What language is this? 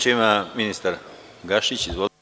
Serbian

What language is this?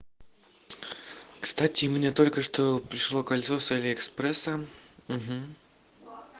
Russian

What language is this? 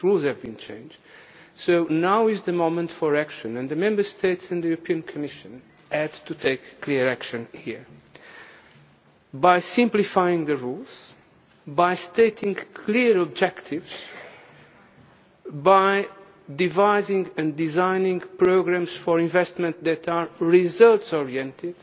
English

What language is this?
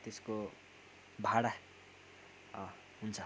Nepali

